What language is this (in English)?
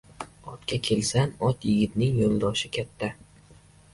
Uzbek